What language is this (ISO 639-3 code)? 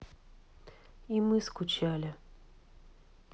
rus